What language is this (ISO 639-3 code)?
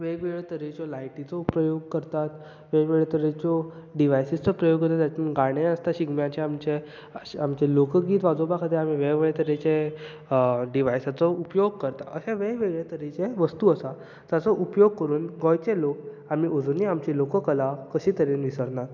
kok